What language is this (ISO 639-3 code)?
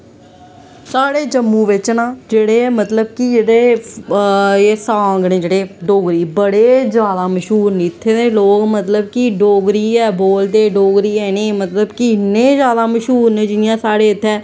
doi